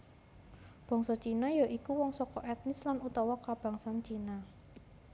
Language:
Javanese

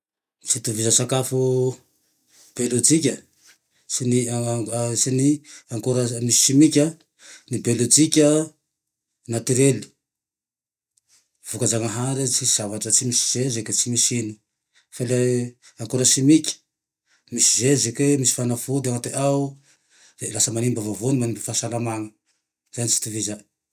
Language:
Tandroy-Mahafaly Malagasy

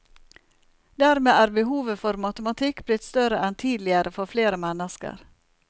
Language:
Norwegian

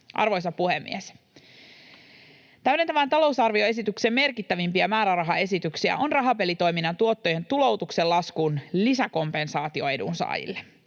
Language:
Finnish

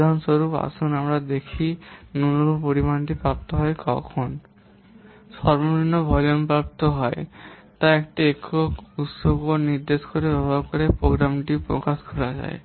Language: Bangla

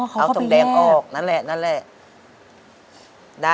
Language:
Thai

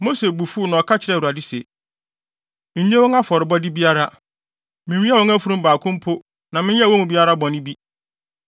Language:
Akan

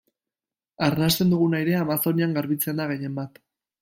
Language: Basque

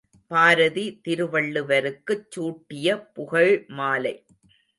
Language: Tamil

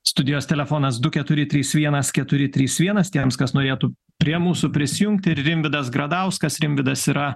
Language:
Lithuanian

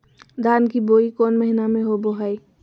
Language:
Magahi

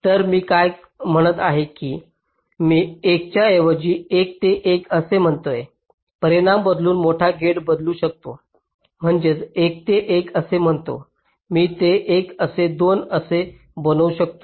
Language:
Marathi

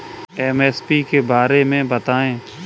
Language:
Hindi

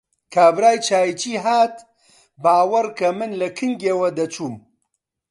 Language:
Central Kurdish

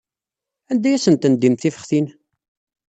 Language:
Kabyle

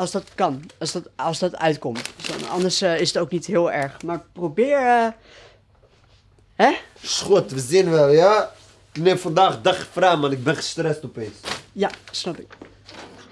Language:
Dutch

